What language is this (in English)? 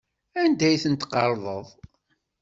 Kabyle